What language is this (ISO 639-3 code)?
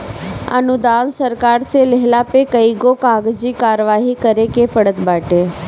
bho